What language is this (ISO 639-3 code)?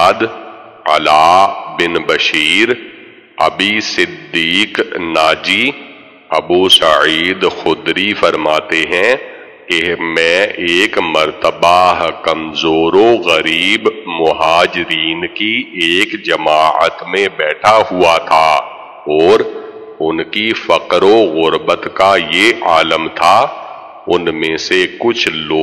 nld